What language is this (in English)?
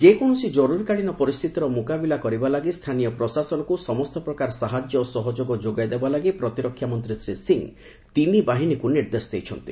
Odia